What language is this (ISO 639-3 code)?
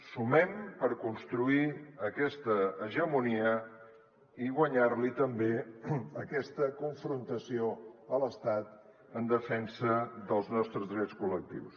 cat